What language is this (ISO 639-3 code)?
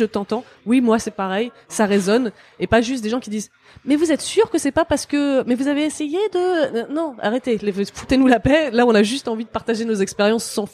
fra